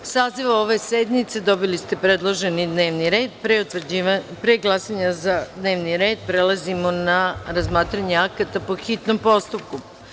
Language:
Serbian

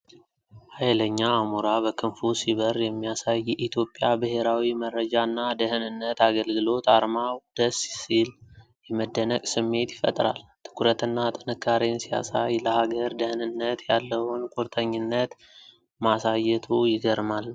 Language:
Amharic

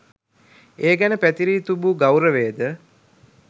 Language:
Sinhala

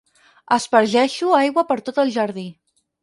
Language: Catalan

